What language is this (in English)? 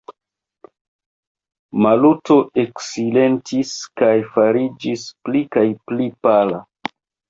Esperanto